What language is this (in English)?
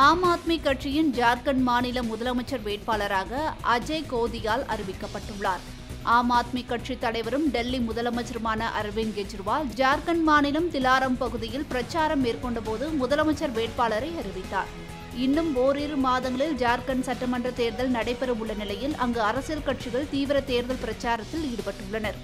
Hindi